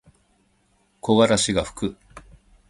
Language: Japanese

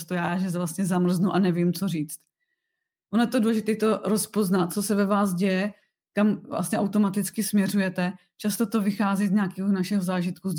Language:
Czech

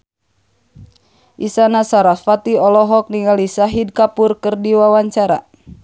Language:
Sundanese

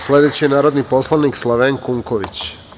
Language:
Serbian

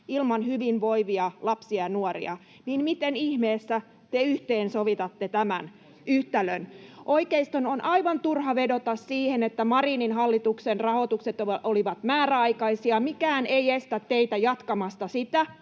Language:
Finnish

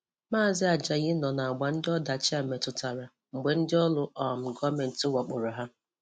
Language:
Igbo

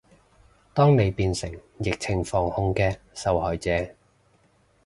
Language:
Cantonese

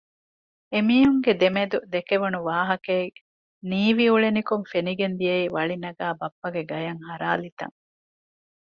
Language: Divehi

